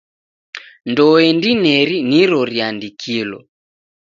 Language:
Taita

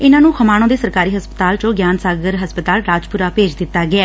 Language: Punjabi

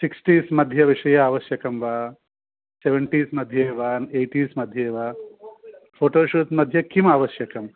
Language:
Sanskrit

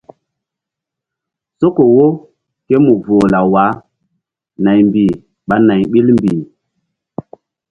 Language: Mbum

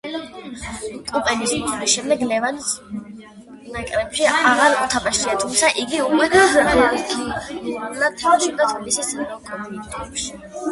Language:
Georgian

